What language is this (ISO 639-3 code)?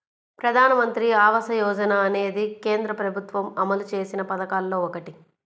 tel